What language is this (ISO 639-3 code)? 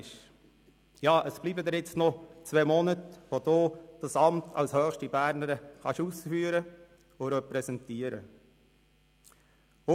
gsw